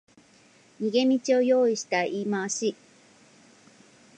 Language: Japanese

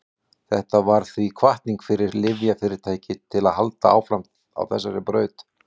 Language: Icelandic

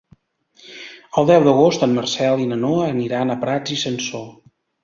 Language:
Catalan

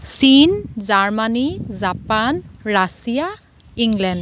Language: Assamese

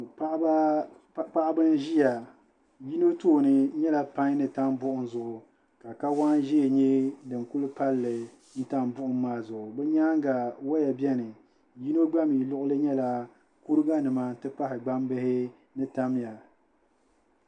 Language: Dagbani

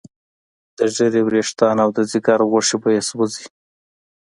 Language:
Pashto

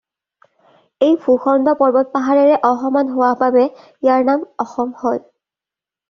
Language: Assamese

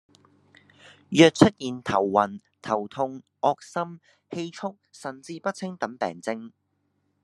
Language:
Cantonese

